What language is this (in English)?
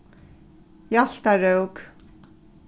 Faroese